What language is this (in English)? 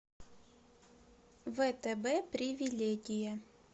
Russian